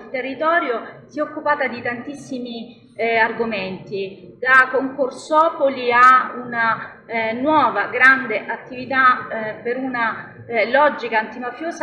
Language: Italian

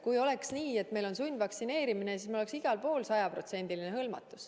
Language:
Estonian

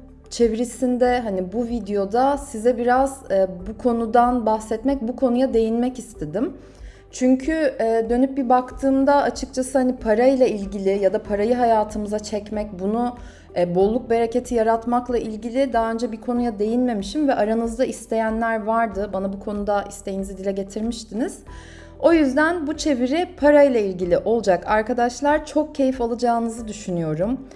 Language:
Turkish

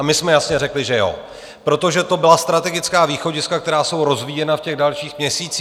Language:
Czech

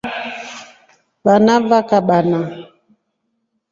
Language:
Rombo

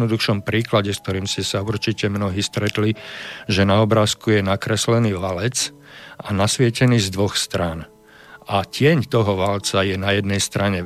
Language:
Slovak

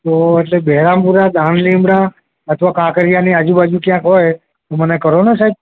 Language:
Gujarati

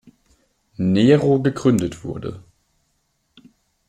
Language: German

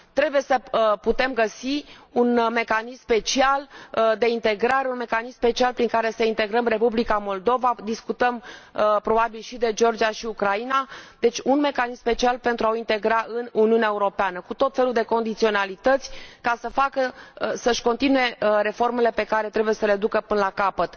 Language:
Romanian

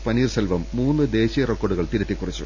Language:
Malayalam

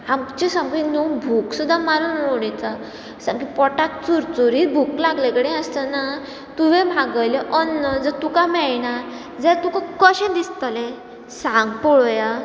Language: Konkani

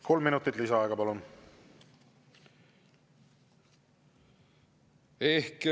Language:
Estonian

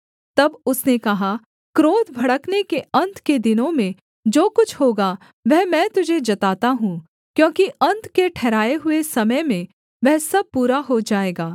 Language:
Hindi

